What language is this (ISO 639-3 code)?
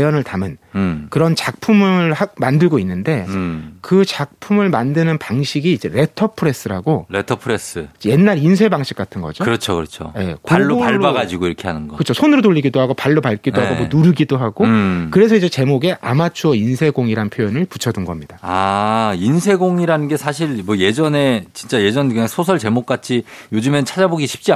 kor